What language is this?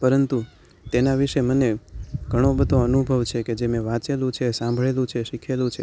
Gujarati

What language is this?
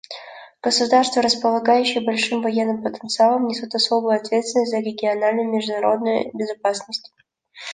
Russian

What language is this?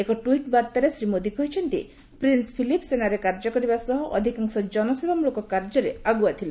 Odia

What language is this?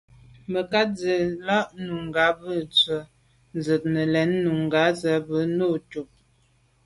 Medumba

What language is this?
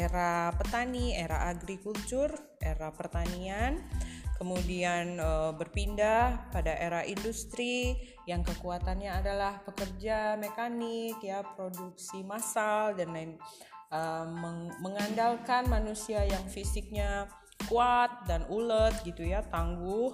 Indonesian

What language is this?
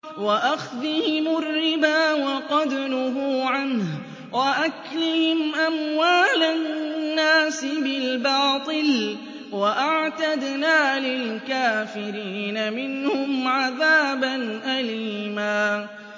Arabic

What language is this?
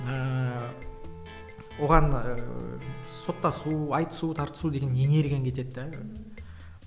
Kazakh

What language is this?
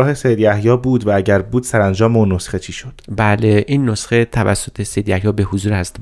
Persian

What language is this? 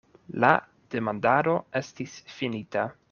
Esperanto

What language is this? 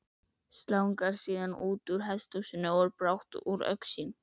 Icelandic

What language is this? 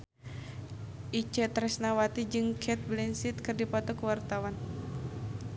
Sundanese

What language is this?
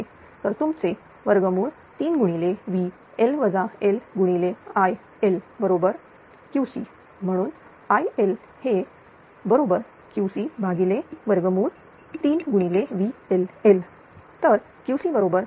Marathi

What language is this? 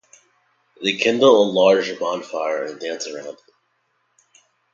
English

